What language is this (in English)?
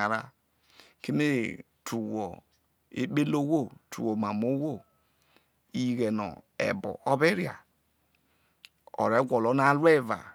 Isoko